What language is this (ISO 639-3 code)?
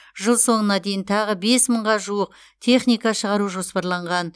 kaz